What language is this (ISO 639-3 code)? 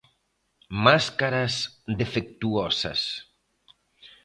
glg